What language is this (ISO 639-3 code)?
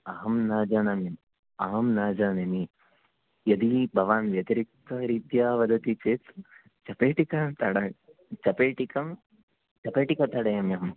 san